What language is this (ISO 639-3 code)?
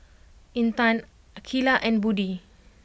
eng